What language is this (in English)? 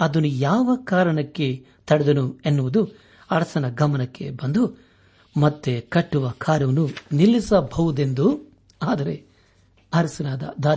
Kannada